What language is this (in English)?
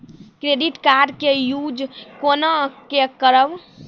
Maithili